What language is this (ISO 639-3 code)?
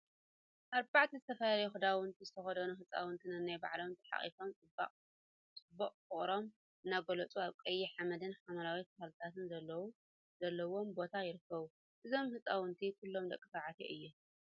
tir